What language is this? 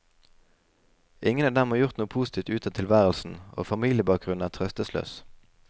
Norwegian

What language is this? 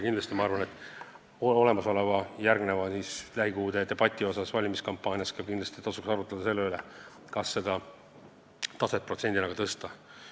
Estonian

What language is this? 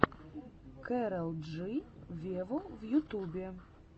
Russian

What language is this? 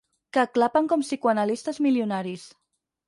Catalan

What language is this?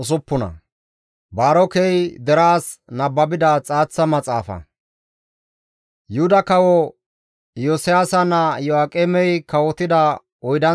Gamo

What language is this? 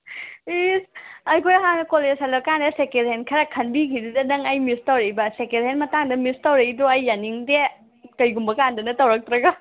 Manipuri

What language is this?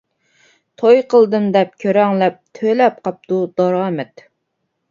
Uyghur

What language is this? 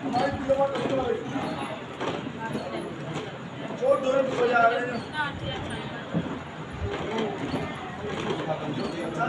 Vietnamese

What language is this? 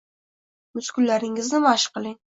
Uzbek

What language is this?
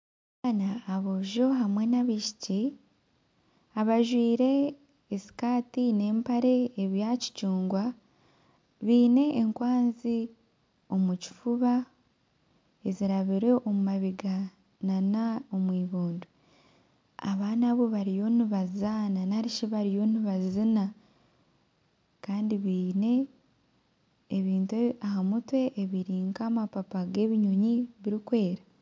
Nyankole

